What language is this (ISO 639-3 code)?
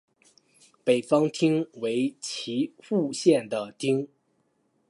zho